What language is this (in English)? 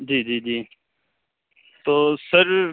Urdu